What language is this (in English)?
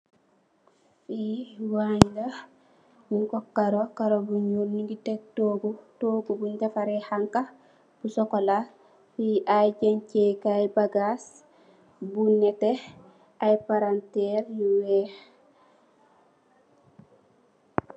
Wolof